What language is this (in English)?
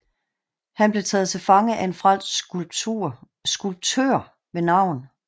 Danish